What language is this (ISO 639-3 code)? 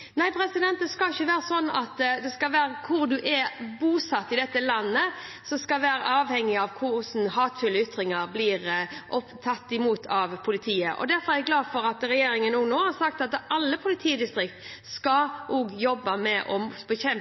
nob